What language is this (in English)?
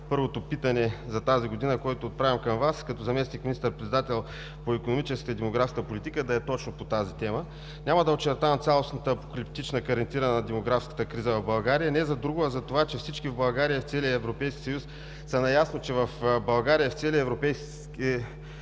Bulgarian